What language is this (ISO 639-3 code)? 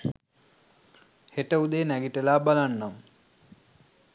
sin